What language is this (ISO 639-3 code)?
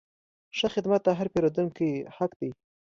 pus